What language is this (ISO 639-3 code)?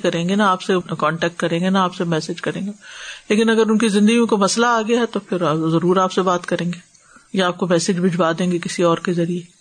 urd